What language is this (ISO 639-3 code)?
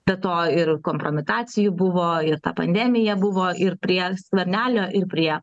lit